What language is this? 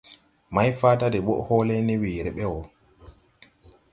Tupuri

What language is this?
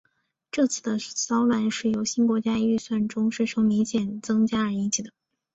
Chinese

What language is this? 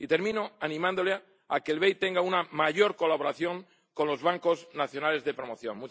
Spanish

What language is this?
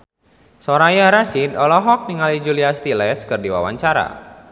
Sundanese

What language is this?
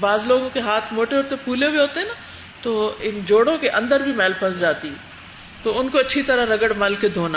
Urdu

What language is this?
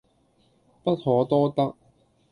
Cantonese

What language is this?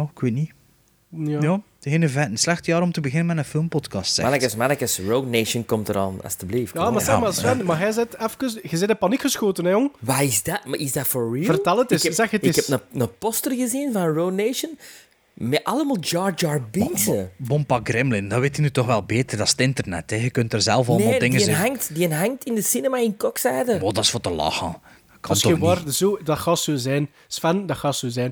Dutch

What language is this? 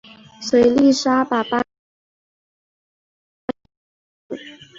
Chinese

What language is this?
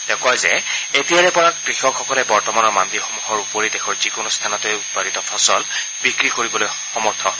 Assamese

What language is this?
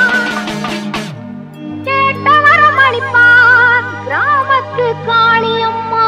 Thai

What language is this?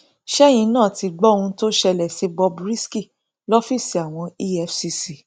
Yoruba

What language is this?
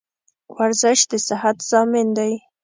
Pashto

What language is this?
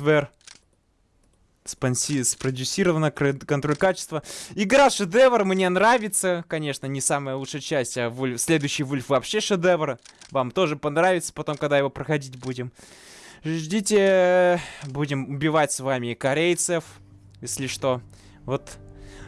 Russian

